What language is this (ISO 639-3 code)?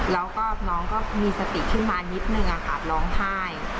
tha